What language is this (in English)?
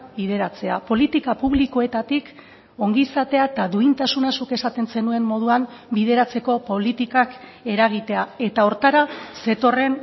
Basque